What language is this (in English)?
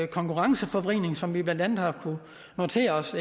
Danish